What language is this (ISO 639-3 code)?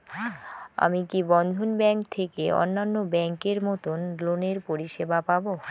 ben